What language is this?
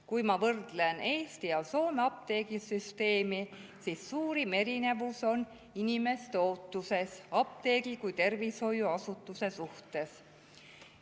Estonian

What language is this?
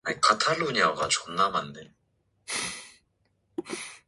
Korean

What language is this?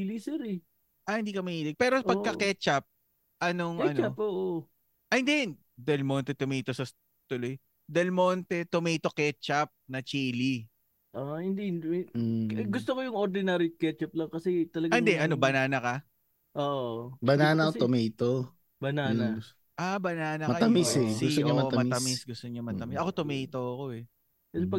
Filipino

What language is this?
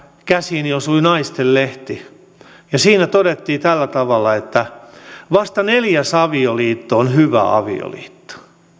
Finnish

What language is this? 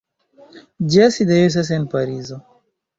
Esperanto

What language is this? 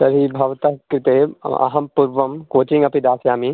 Sanskrit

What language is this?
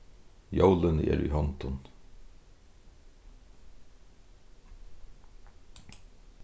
Faroese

